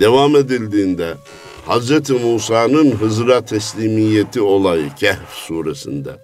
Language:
Turkish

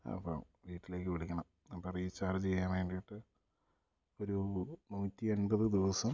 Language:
Malayalam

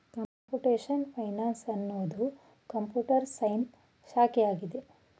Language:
Kannada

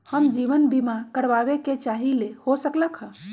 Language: Magahi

